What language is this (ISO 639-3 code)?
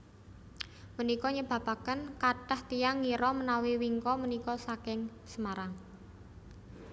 jav